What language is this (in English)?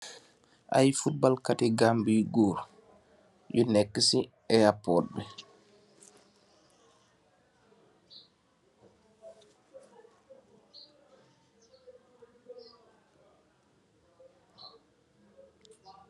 Wolof